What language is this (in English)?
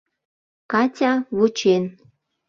Mari